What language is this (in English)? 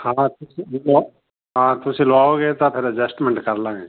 Punjabi